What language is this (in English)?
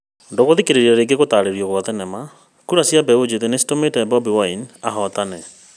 Kikuyu